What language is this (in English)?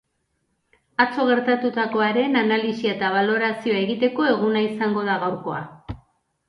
Basque